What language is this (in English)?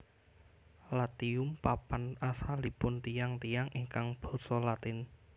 Javanese